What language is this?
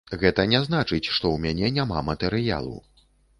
Belarusian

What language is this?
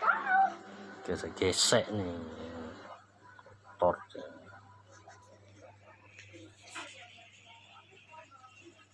Indonesian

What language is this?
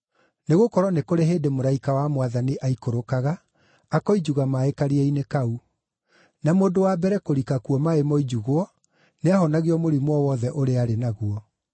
Kikuyu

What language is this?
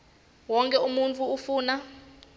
Swati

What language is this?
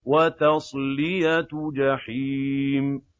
Arabic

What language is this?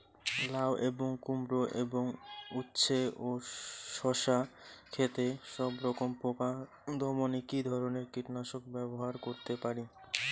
Bangla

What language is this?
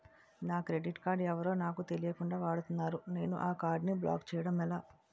Telugu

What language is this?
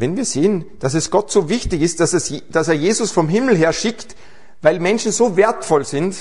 German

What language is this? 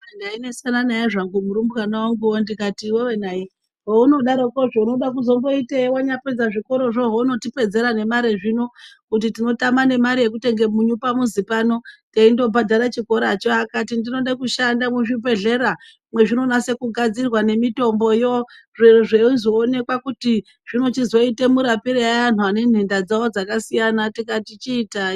Ndau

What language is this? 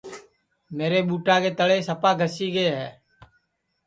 Sansi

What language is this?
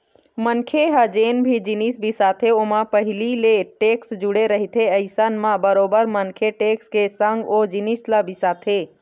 Chhattisgarhi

